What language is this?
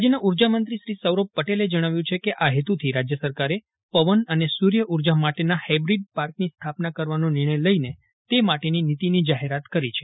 Gujarati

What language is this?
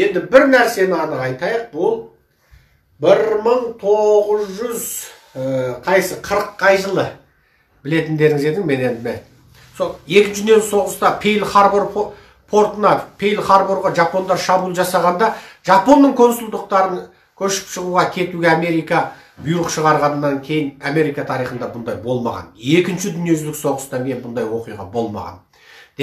Romanian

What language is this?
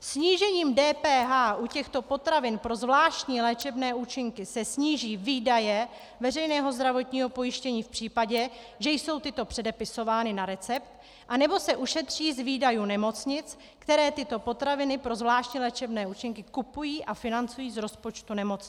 Czech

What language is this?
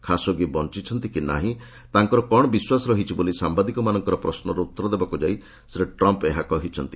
Odia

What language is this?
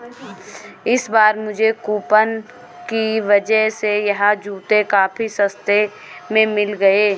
Hindi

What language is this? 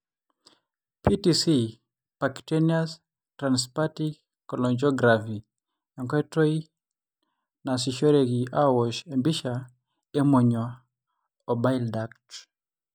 Masai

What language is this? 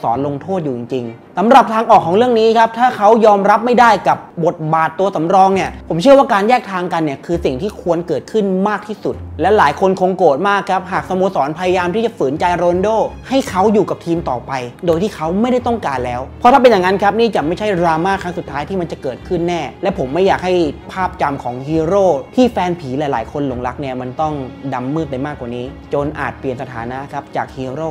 Thai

